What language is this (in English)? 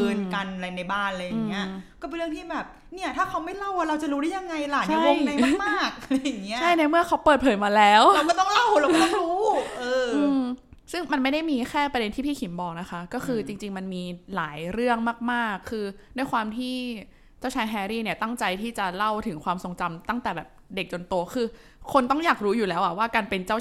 Thai